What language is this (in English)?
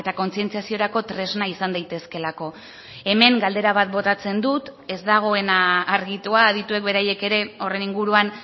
Basque